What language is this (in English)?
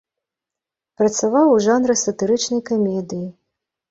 Belarusian